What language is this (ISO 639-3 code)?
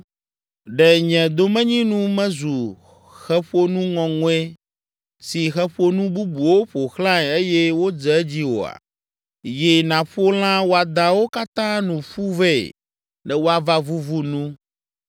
ewe